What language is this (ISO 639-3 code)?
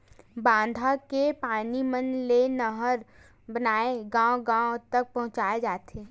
hne